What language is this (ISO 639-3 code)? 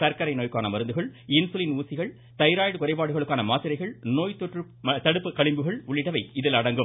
tam